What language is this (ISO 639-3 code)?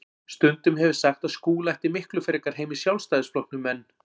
isl